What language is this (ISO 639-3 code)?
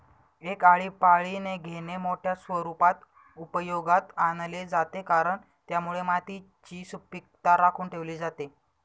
mar